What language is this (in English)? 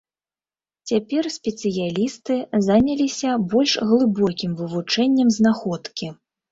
Belarusian